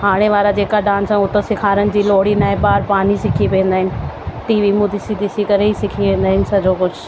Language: Sindhi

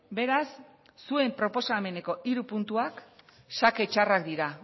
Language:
Basque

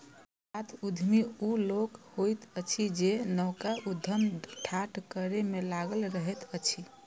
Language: Maithili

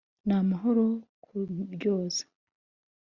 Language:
Kinyarwanda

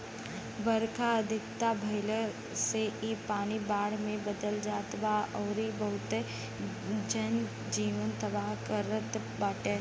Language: Bhojpuri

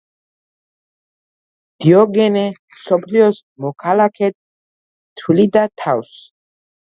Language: Georgian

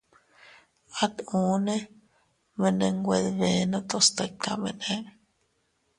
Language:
Teutila Cuicatec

